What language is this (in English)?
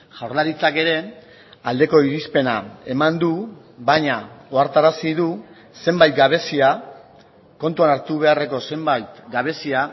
Basque